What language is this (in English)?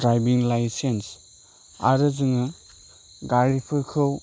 Bodo